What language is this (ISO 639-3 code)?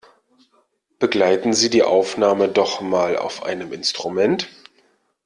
deu